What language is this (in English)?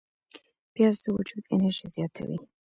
Pashto